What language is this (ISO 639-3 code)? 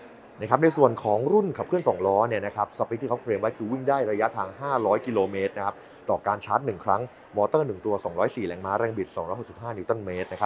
tha